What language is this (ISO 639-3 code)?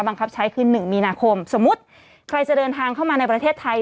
tha